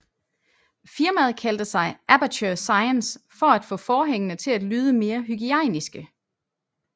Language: Danish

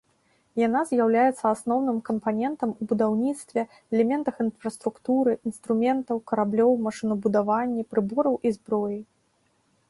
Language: Belarusian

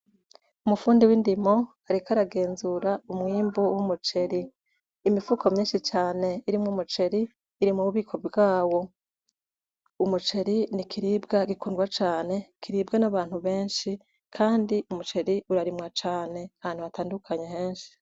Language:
Rundi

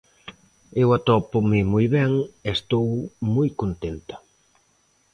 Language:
Galician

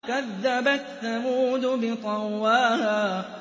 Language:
Arabic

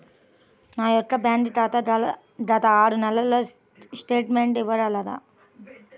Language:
Telugu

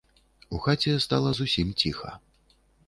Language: Belarusian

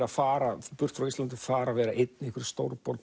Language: Icelandic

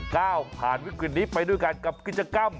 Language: Thai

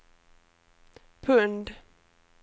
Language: Swedish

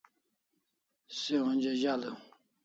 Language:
Kalasha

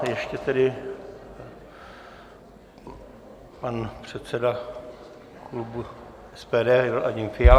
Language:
Czech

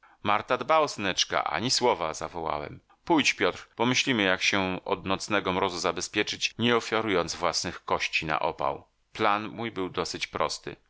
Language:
Polish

